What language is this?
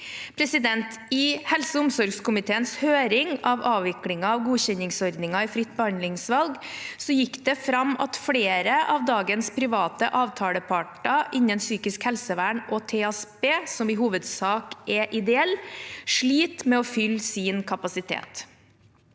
Norwegian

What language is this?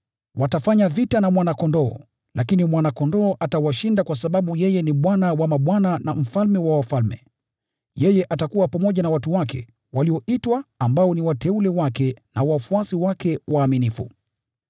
Swahili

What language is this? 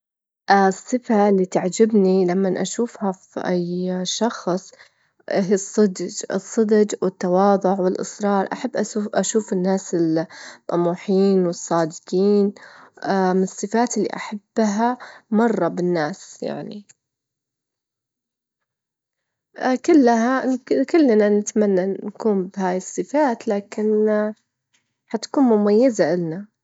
Gulf Arabic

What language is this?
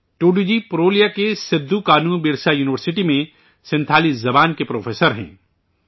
Urdu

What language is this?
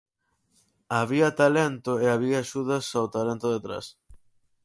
Galician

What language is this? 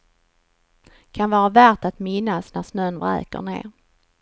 Swedish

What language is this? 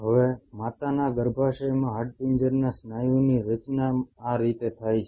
Gujarati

